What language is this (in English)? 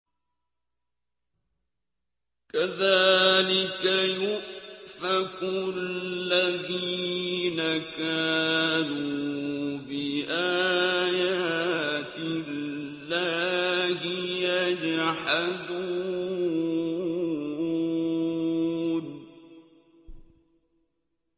Arabic